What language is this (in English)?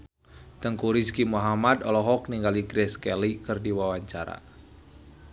Sundanese